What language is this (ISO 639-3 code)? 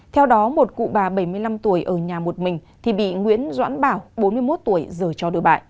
vie